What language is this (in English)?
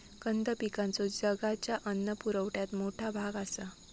Marathi